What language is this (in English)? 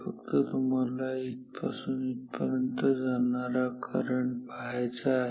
Marathi